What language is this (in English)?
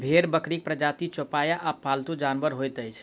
Maithili